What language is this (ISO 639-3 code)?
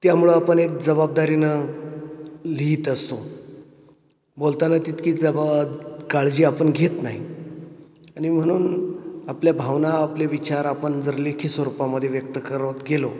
mar